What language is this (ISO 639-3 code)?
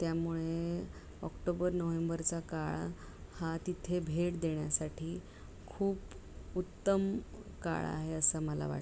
mar